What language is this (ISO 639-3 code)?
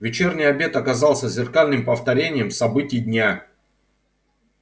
rus